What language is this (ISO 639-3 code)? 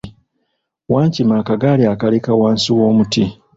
lug